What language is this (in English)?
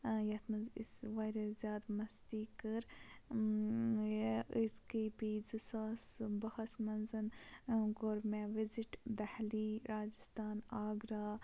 Kashmiri